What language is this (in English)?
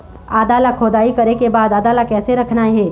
Chhattisgarhi